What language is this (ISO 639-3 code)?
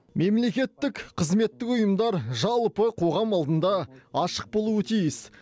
kaz